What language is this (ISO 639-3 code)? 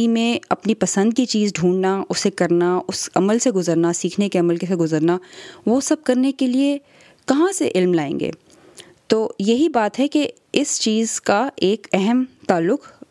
urd